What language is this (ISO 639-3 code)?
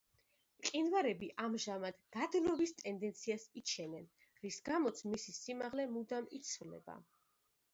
kat